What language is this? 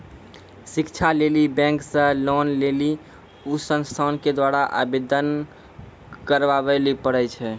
Maithili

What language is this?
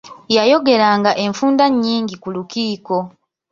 Ganda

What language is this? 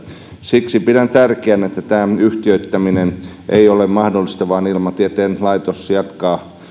Finnish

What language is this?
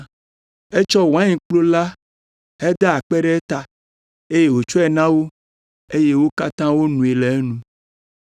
Ewe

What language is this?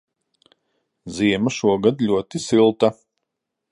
Latvian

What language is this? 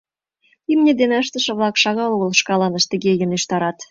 Mari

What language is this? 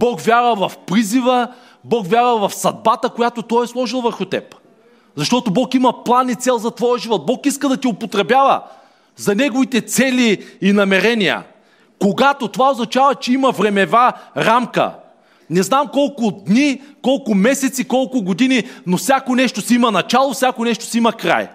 Bulgarian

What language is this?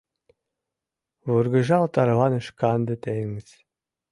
Mari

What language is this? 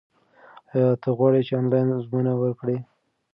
Pashto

